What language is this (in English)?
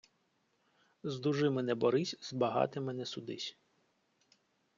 Ukrainian